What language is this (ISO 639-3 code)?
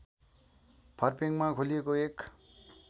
nep